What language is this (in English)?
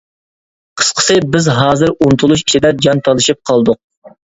Uyghur